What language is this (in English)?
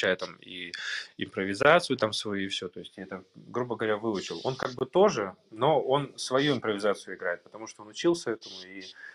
Russian